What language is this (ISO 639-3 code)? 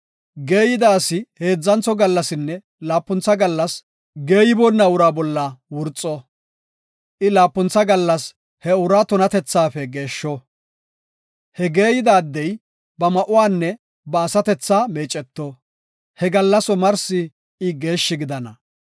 gof